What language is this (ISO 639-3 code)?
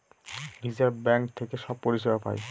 ben